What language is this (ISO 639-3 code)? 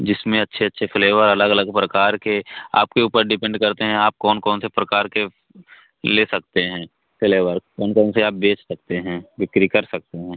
hin